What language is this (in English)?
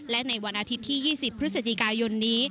Thai